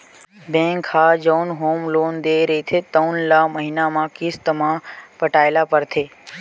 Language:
Chhattisgarhi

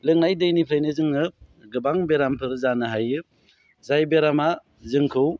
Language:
Bodo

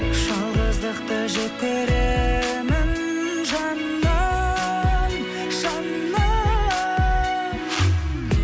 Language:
Kazakh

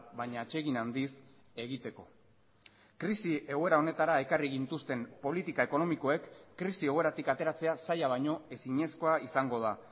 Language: Basque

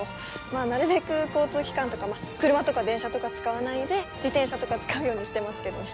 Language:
Japanese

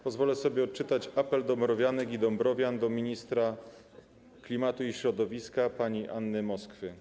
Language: Polish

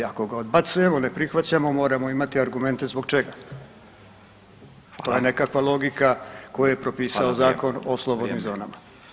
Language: Croatian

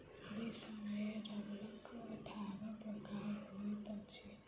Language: Maithili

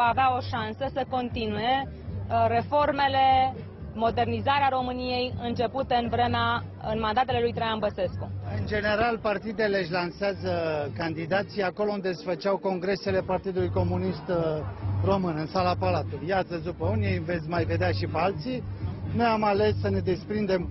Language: Romanian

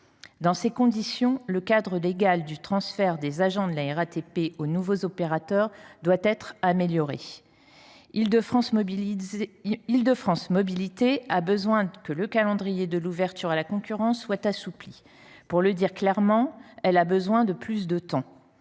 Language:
French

